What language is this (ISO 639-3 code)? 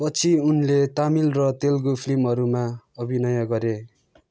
nep